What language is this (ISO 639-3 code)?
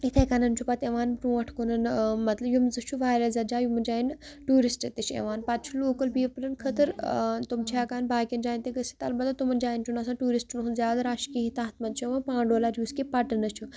kas